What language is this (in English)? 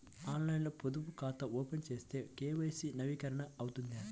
Telugu